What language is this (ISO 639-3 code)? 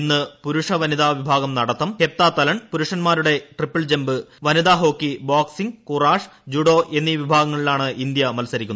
mal